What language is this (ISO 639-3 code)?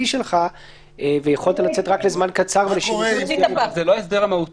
heb